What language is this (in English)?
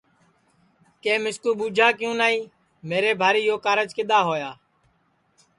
Sansi